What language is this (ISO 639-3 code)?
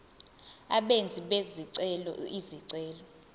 zul